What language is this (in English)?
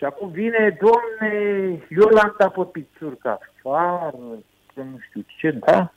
Romanian